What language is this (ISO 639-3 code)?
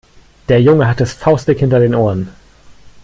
deu